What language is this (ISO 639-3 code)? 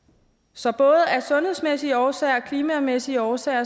dan